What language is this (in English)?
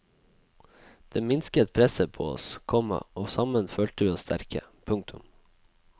Norwegian